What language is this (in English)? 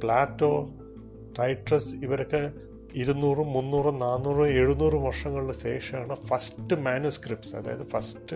Malayalam